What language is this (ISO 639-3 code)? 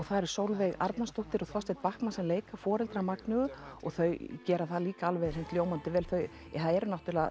isl